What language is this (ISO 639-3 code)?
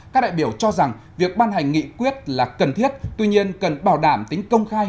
vie